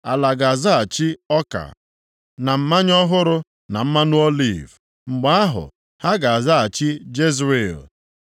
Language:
Igbo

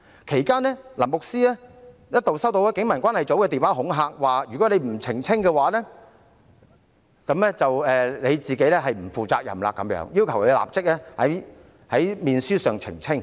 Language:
Cantonese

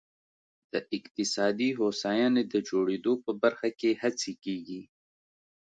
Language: Pashto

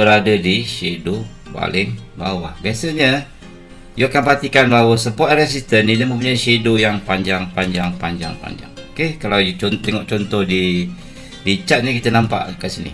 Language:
Malay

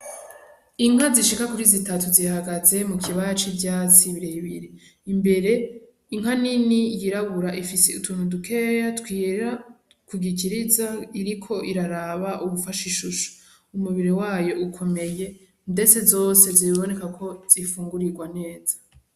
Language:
Rundi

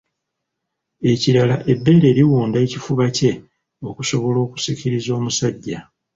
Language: Ganda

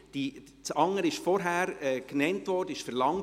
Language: Swiss German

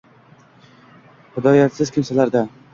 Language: Uzbek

